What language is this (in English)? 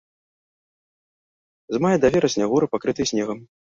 Belarusian